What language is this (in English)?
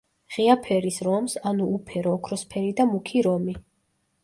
Georgian